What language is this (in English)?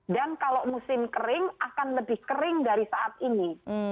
Indonesian